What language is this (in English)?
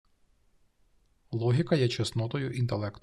Ukrainian